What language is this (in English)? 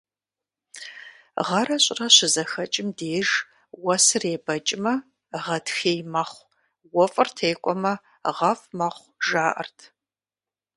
Kabardian